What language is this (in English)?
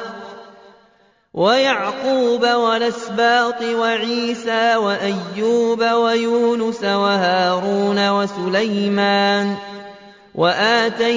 Arabic